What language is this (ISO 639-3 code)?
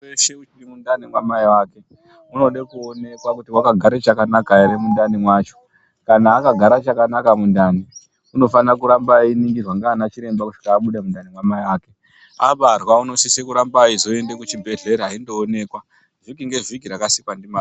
ndc